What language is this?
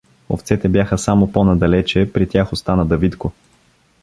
Bulgarian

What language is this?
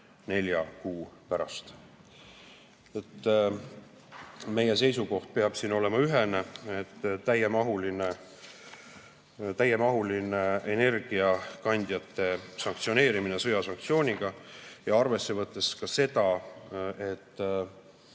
Estonian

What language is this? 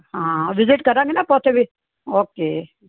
Punjabi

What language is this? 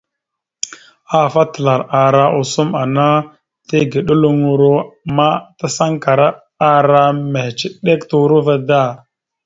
Mada (Cameroon)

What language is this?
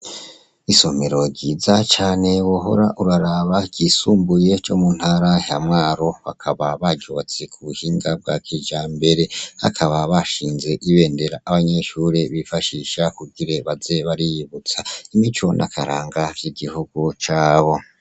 Rundi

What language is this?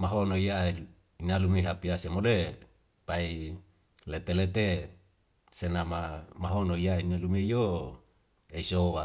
Wemale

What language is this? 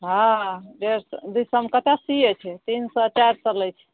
Maithili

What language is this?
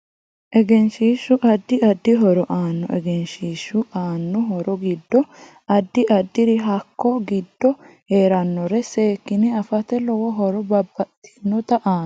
Sidamo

